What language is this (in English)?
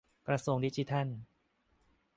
Thai